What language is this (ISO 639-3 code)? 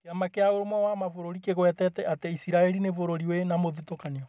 kik